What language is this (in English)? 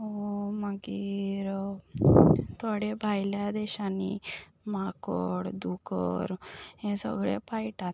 Konkani